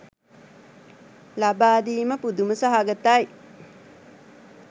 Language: Sinhala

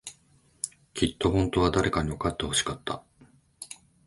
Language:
Japanese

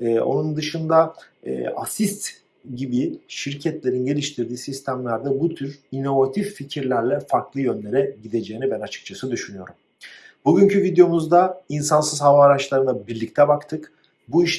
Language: Turkish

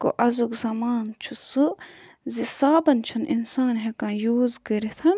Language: Kashmiri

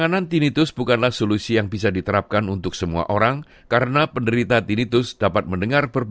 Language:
Indonesian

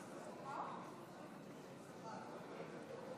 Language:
Hebrew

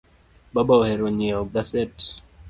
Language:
Luo (Kenya and Tanzania)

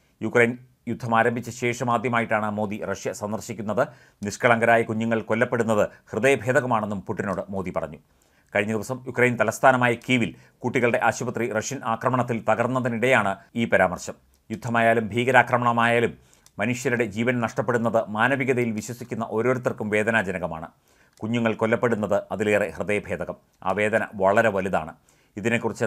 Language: Malayalam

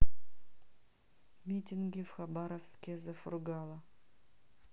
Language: Russian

